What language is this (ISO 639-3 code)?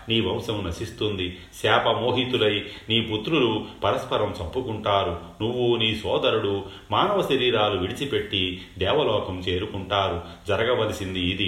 tel